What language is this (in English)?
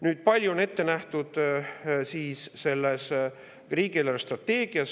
Estonian